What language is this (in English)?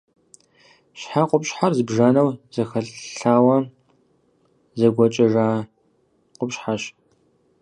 Kabardian